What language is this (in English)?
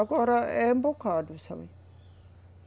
Portuguese